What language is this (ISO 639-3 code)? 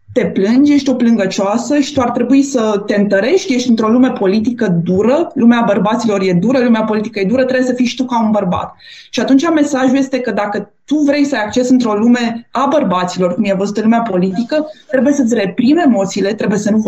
ron